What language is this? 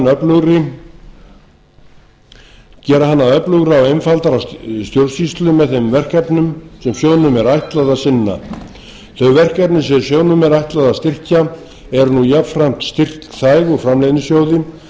Icelandic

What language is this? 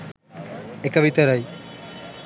Sinhala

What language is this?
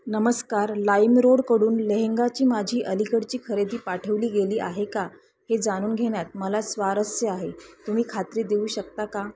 Marathi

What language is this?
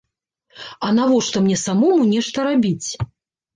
Belarusian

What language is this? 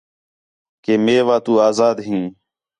Khetrani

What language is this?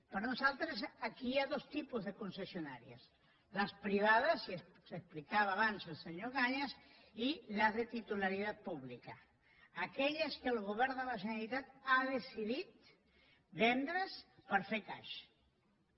Catalan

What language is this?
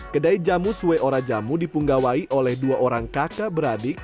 Indonesian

